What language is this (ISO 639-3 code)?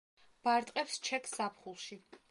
kat